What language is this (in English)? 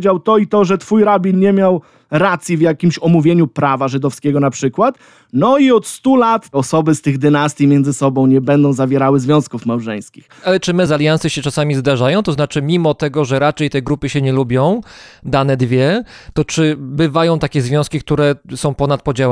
Polish